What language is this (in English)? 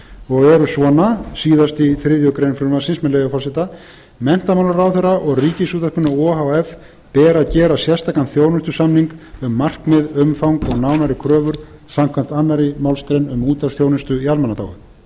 Icelandic